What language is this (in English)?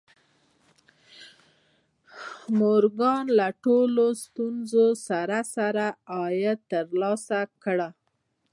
Pashto